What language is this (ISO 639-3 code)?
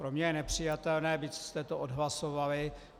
ces